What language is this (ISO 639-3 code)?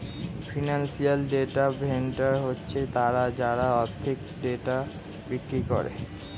ben